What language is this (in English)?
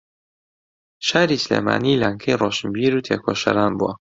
Central Kurdish